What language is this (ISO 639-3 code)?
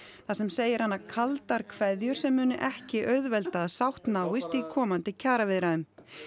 isl